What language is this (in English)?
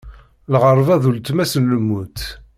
Kabyle